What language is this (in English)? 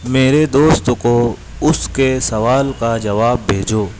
Urdu